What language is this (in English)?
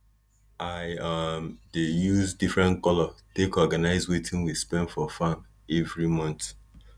Nigerian Pidgin